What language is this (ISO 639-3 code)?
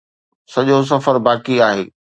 snd